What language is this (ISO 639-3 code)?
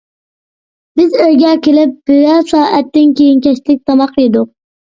uig